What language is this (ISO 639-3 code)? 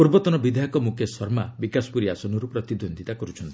ori